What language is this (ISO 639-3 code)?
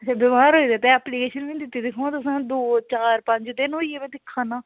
doi